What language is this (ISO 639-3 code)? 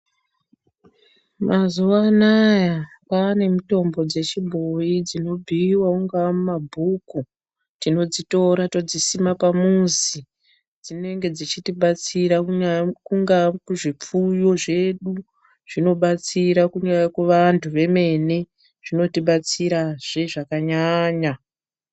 ndc